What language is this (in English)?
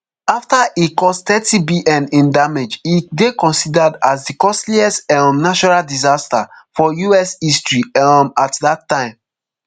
Nigerian Pidgin